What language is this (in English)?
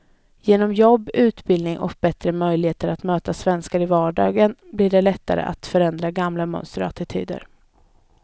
Swedish